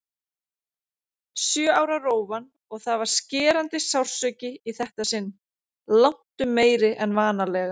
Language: Icelandic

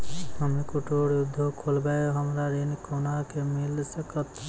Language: Maithili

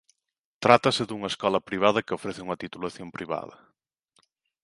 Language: Galician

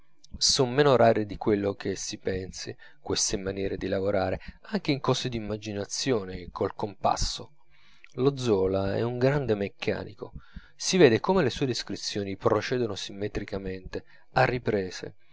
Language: Italian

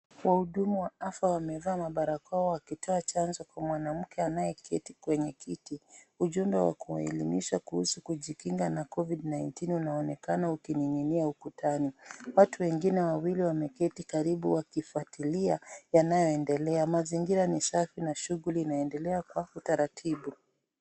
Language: Swahili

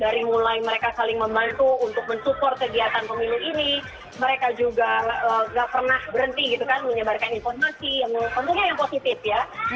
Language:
Indonesian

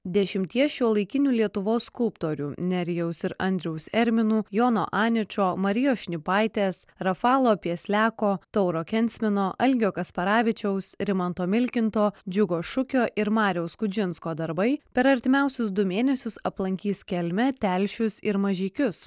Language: Lithuanian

